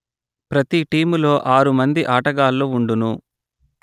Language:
Telugu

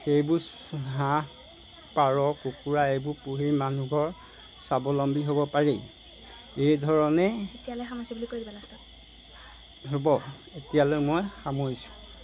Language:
Assamese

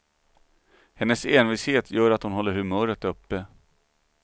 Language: Swedish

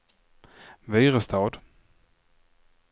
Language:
Swedish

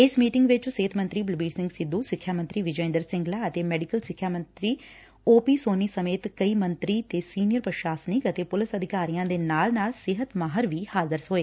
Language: Punjabi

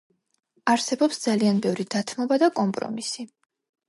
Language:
Georgian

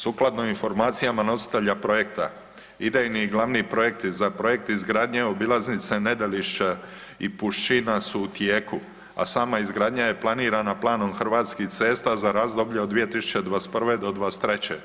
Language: Croatian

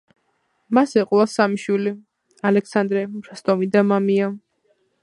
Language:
Georgian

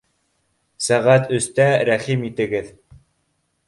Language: Bashkir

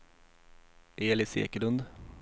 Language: Swedish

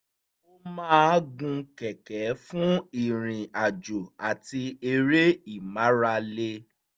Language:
Yoruba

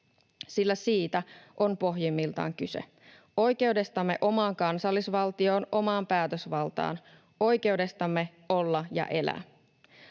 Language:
Finnish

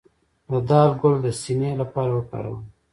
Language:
Pashto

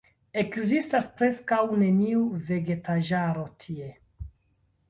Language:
Esperanto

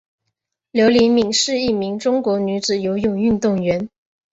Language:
Chinese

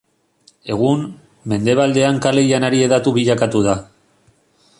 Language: Basque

